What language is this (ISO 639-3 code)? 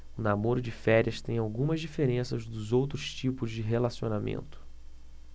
por